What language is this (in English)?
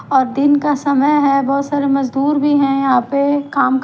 Hindi